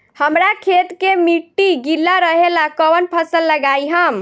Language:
Bhojpuri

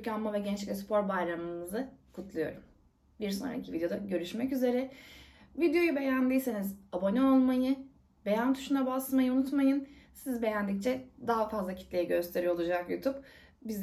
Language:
Turkish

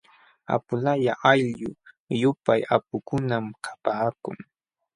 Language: Jauja Wanca Quechua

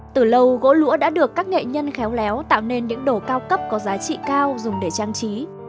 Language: Vietnamese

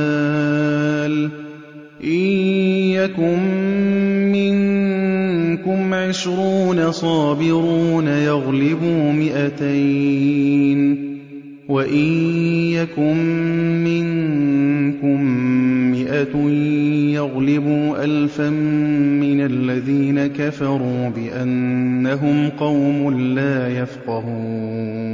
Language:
Arabic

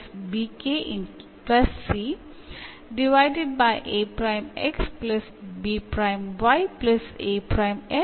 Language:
Malayalam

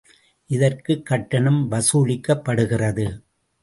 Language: Tamil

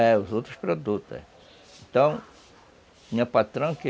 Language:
Portuguese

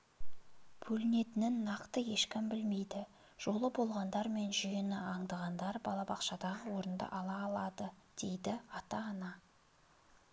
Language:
Kazakh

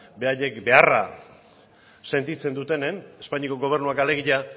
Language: Basque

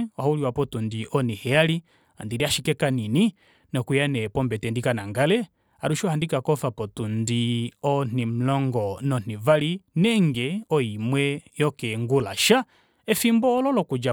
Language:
Kuanyama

